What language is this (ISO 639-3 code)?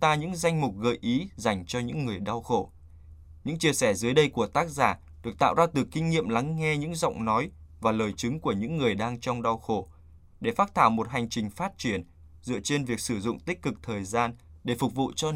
vie